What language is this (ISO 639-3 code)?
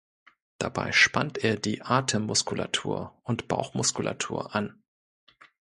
deu